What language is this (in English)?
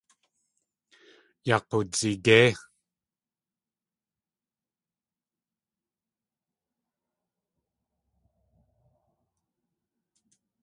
Tlingit